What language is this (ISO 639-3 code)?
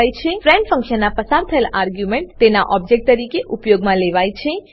guj